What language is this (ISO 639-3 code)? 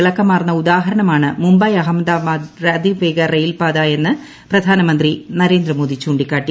mal